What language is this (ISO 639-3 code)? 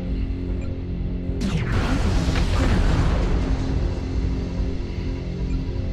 eng